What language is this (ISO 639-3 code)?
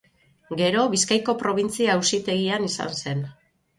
eus